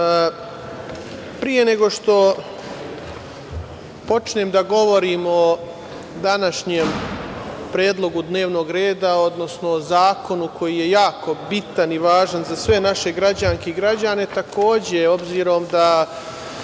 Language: Serbian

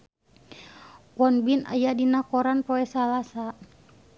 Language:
Sundanese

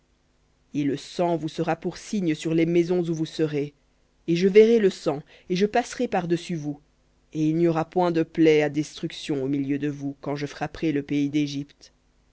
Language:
French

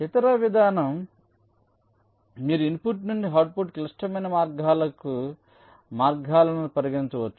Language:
Telugu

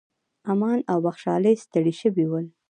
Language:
Pashto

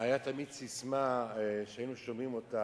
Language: Hebrew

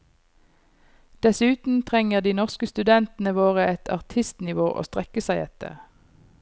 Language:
Norwegian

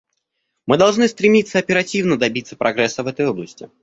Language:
Russian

